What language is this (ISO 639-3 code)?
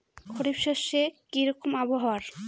ben